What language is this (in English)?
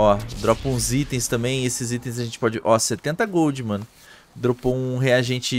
Portuguese